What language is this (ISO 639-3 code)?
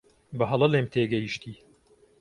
ckb